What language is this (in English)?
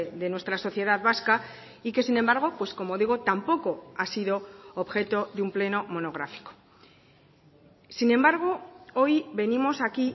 Spanish